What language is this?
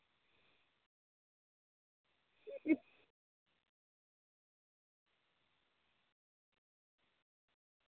Dogri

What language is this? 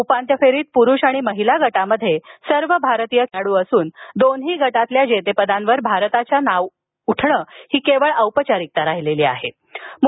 Marathi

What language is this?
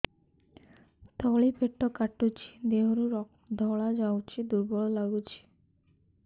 Odia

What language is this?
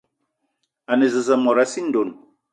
Eton (Cameroon)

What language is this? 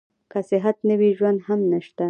Pashto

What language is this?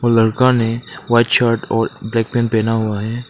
Hindi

